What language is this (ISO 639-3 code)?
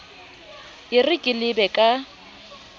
sot